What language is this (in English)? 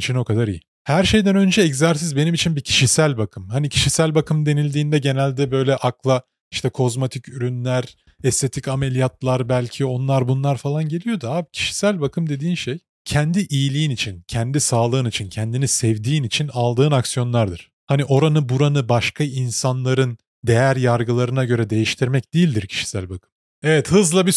Turkish